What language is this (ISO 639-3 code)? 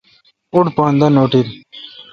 xka